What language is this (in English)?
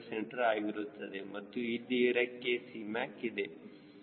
Kannada